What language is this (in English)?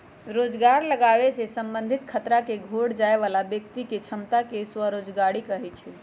Magahi